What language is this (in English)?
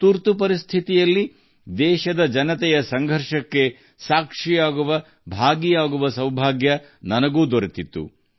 Kannada